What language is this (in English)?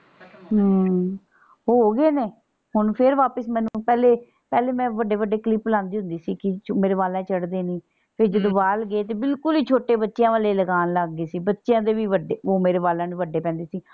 Punjabi